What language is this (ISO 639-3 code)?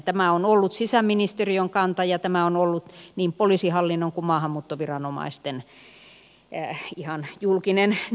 fin